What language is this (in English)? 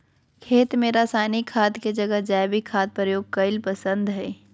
Magahi